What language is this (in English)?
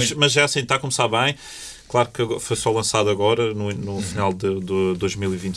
Portuguese